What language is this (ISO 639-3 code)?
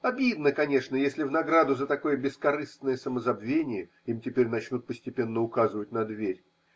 rus